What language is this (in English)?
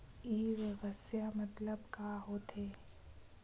Chhattisgarhi